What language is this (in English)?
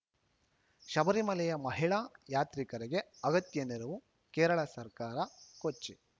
Kannada